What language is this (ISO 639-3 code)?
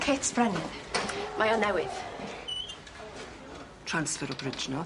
cym